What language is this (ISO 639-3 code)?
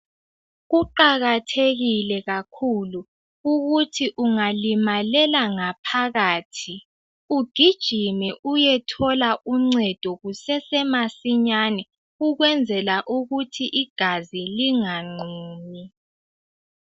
nde